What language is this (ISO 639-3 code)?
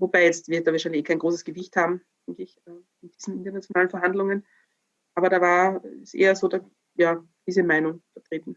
deu